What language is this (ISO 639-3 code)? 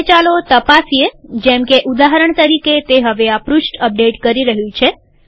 guj